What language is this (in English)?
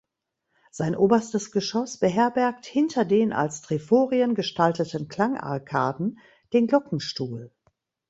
German